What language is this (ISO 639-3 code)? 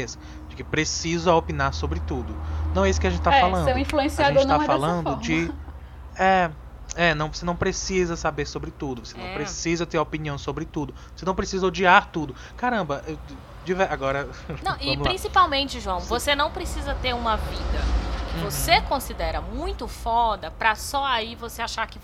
por